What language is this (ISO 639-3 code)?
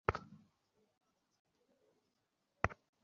ben